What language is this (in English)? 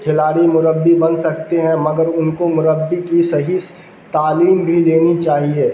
Urdu